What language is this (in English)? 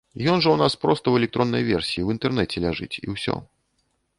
Belarusian